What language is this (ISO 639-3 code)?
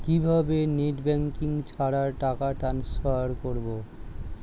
ben